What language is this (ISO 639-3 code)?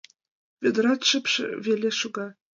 chm